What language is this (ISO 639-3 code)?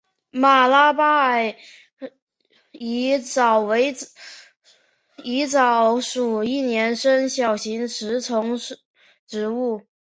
zho